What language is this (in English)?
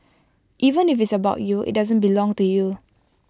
English